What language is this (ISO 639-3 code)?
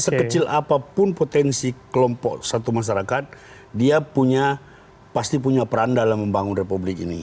ind